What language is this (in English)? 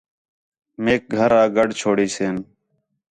Khetrani